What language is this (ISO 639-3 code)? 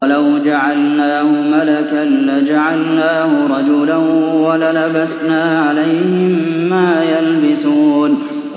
ara